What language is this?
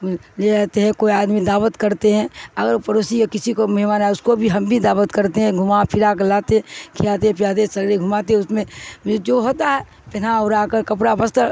Urdu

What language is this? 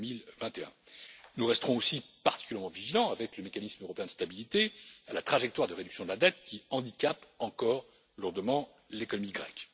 French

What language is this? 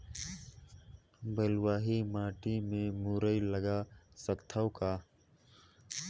Chhattisgarhi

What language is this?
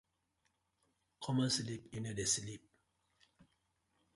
Nigerian Pidgin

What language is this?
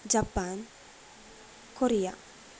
Sanskrit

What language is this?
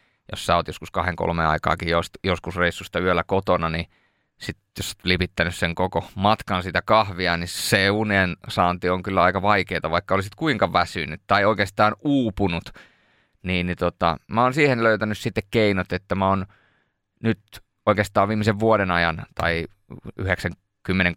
Finnish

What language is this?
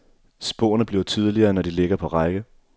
Danish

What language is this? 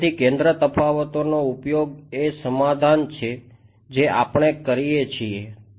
Gujarati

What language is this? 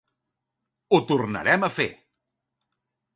Catalan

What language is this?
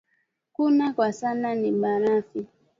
Swahili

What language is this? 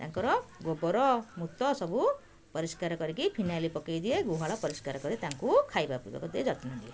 Odia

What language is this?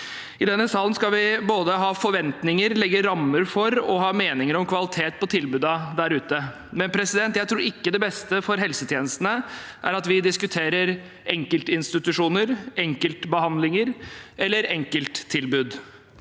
Norwegian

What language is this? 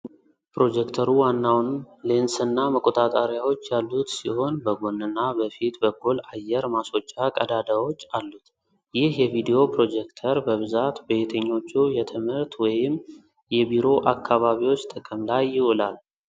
Amharic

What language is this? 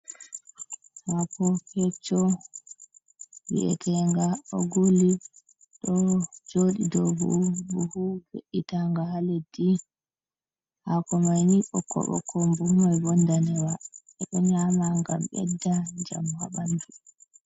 Fula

